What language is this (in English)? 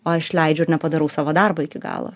Lithuanian